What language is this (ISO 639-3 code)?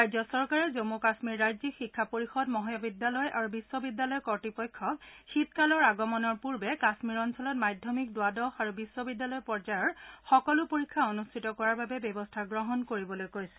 asm